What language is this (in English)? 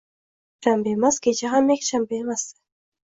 Uzbek